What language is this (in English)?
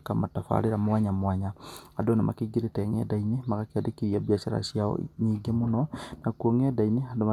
Kikuyu